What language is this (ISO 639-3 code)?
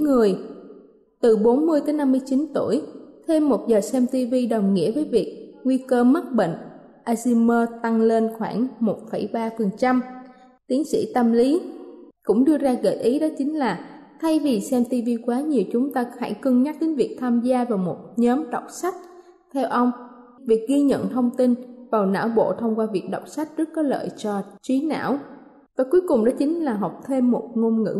vie